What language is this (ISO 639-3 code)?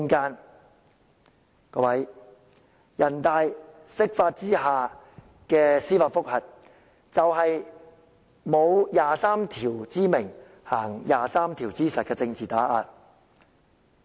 yue